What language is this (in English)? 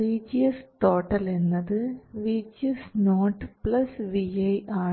Malayalam